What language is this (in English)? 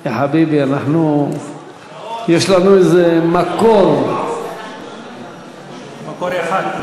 Hebrew